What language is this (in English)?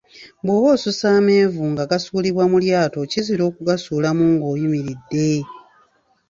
Ganda